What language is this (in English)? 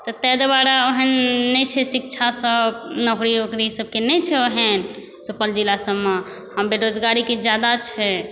Maithili